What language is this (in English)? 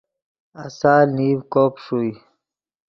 Yidgha